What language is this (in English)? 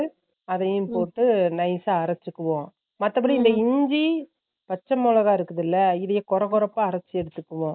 Tamil